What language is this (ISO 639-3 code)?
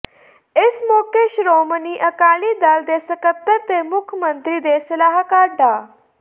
pan